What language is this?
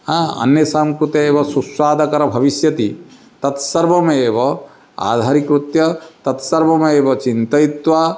Sanskrit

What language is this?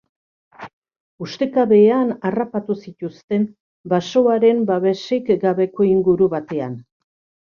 Basque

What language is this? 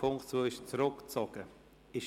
Swiss German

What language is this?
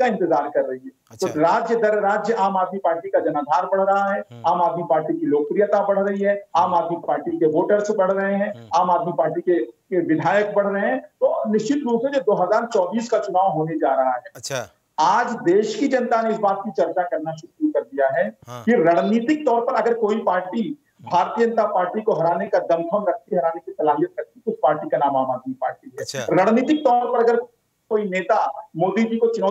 Hindi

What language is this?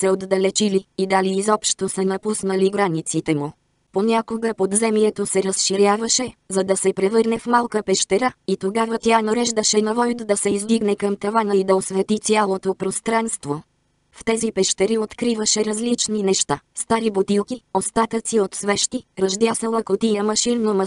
Bulgarian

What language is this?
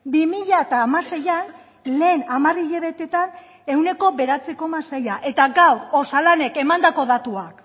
Basque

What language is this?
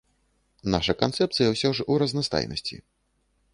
Belarusian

